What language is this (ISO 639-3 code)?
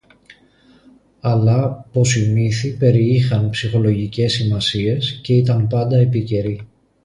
ell